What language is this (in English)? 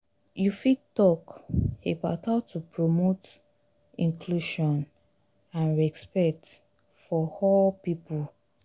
Nigerian Pidgin